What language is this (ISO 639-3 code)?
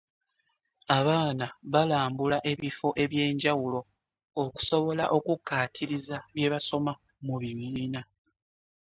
lug